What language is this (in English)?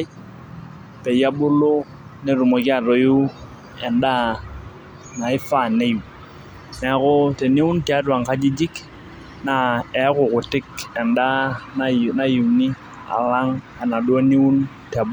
Masai